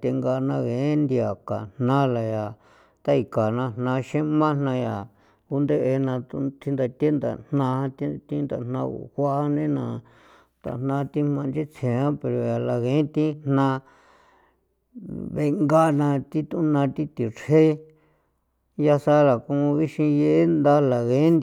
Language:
San Felipe Otlaltepec Popoloca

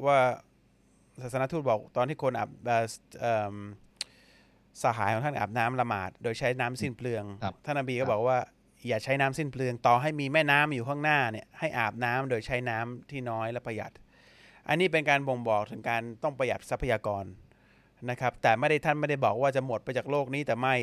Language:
Thai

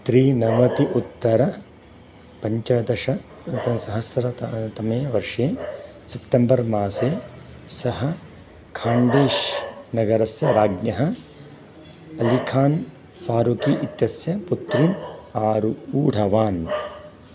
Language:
Sanskrit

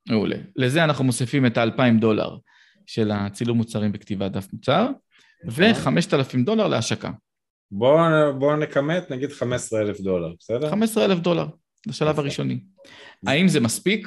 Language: Hebrew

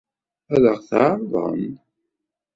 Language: Kabyle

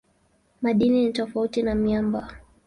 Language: Swahili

